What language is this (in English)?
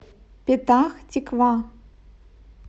Russian